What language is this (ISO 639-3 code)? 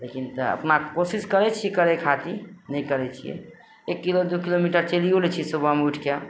mai